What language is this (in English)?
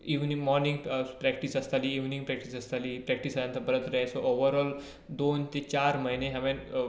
Konkani